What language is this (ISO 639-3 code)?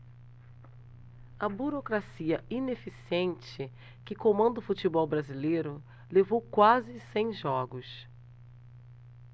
por